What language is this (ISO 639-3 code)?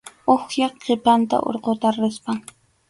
qxu